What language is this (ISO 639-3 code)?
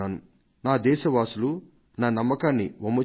tel